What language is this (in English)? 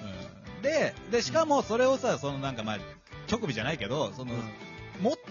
Japanese